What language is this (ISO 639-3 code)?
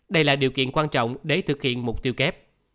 vie